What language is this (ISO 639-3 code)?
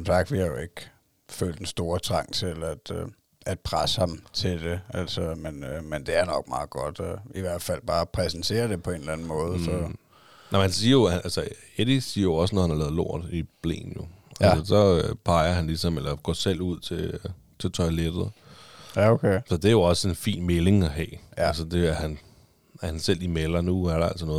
dan